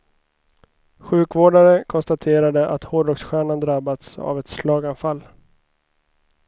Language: Swedish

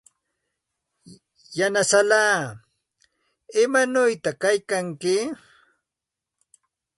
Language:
Santa Ana de Tusi Pasco Quechua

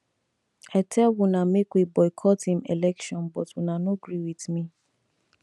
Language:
Nigerian Pidgin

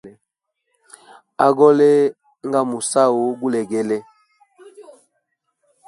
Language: Hemba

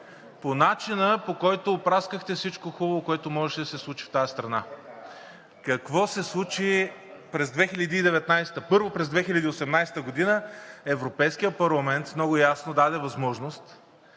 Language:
Bulgarian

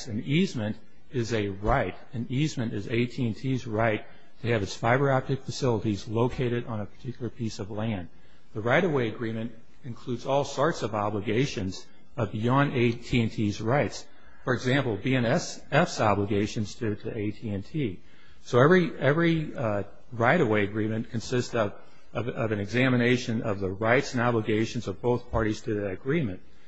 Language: English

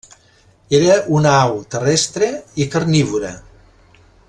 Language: Catalan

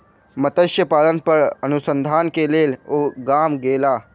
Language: Maithili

